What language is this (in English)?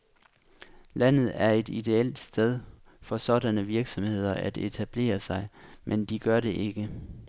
Danish